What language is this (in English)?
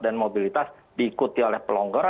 Indonesian